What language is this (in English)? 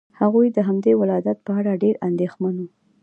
Pashto